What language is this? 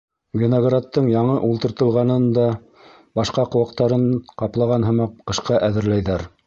Bashkir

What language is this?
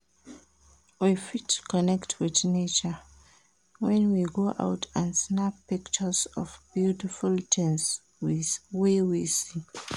Nigerian Pidgin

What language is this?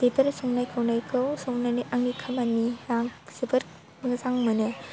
Bodo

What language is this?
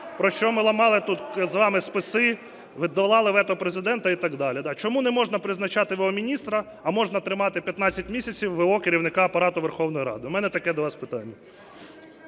Ukrainian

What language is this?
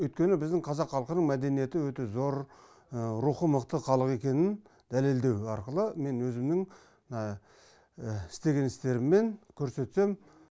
Kazakh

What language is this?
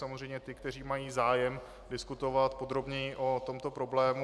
Czech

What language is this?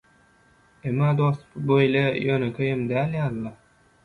Turkmen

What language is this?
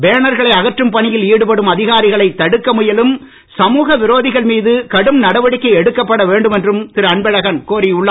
Tamil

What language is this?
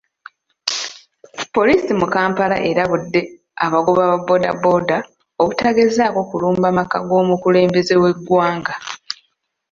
Ganda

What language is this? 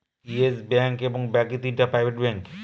Bangla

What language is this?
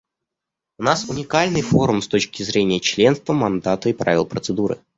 Russian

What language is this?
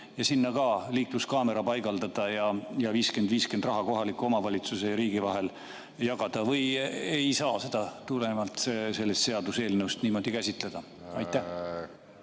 Estonian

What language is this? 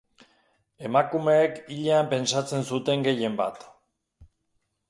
Basque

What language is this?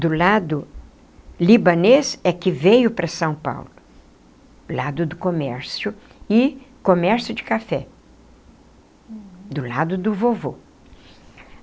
Portuguese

